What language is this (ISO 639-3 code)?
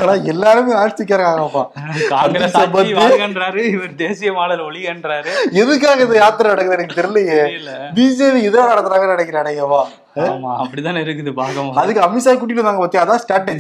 tam